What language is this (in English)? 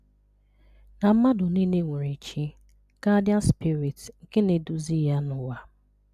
Igbo